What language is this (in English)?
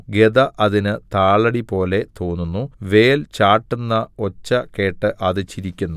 Malayalam